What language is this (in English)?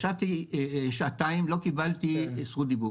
Hebrew